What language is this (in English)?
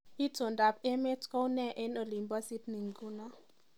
Kalenjin